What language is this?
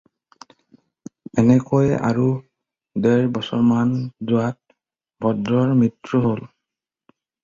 Assamese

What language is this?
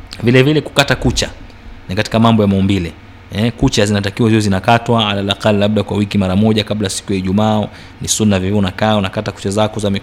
Swahili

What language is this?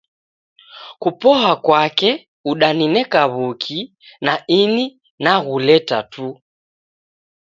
Taita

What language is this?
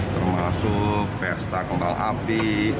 Indonesian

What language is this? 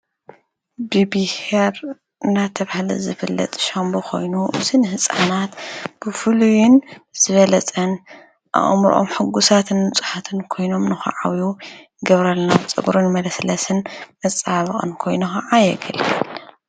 Tigrinya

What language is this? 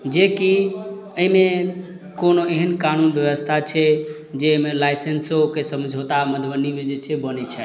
Maithili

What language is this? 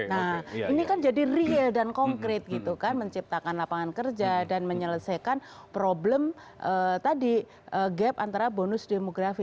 Indonesian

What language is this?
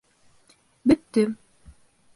Bashkir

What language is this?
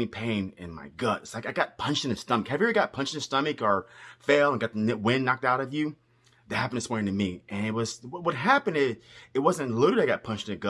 English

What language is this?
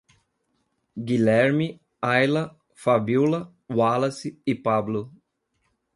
Portuguese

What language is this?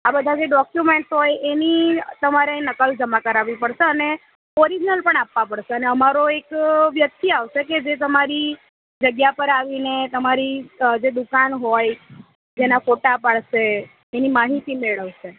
Gujarati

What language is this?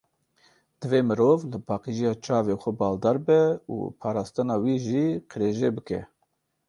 Kurdish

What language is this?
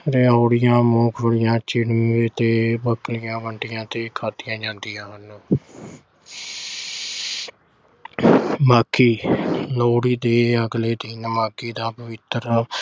Punjabi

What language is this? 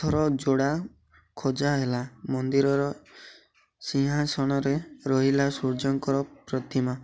Odia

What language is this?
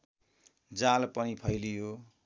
Nepali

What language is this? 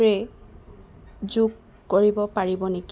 Assamese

